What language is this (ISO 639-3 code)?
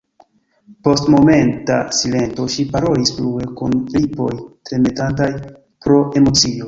epo